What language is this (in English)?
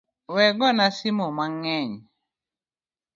Luo (Kenya and Tanzania)